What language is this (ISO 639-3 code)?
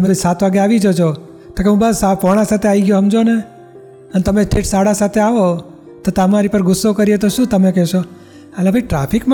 guj